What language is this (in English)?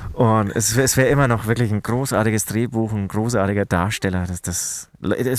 German